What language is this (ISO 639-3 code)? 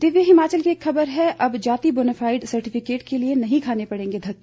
hin